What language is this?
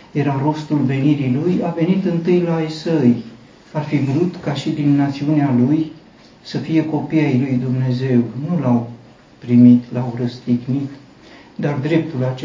Romanian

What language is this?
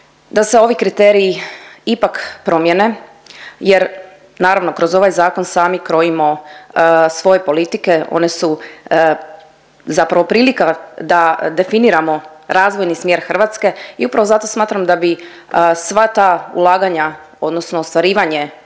Croatian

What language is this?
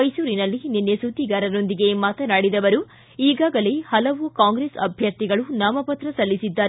Kannada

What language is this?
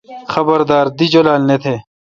Kalkoti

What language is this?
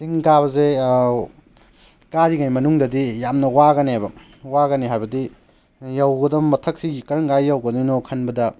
Manipuri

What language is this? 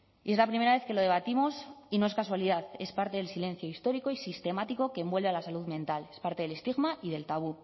Spanish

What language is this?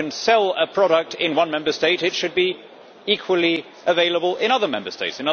English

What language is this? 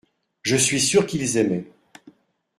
French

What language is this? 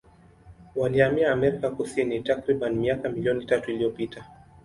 Swahili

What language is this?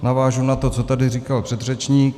Czech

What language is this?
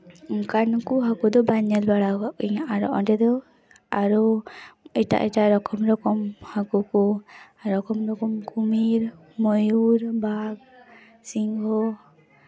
Santali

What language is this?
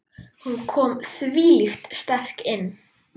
Icelandic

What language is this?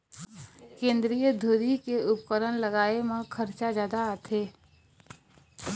Chhattisgarhi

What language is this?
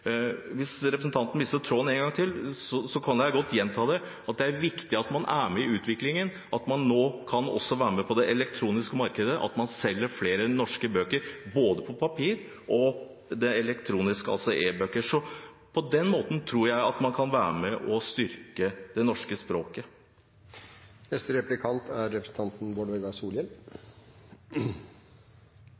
Norwegian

